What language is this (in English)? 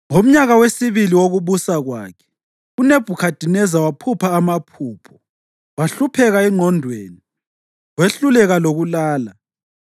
North Ndebele